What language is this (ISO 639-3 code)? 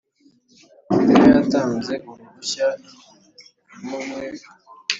kin